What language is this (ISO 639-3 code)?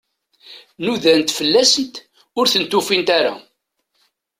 kab